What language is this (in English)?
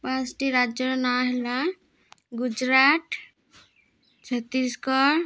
Odia